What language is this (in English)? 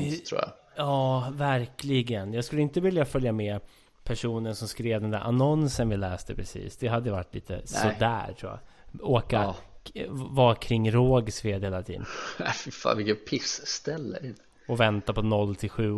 Swedish